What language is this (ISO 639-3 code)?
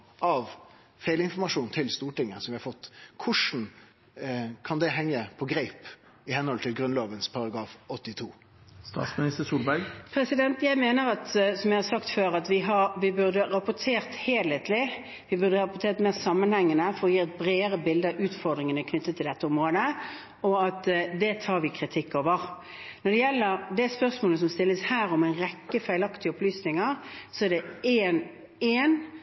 nor